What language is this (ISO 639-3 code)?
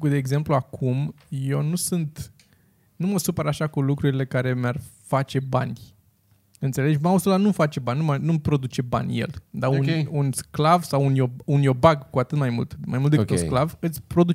ron